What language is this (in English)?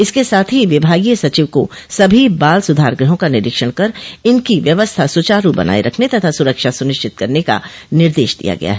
Hindi